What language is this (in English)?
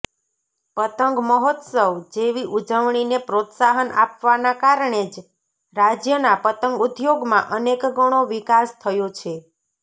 Gujarati